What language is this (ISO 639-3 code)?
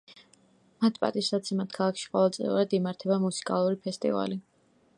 kat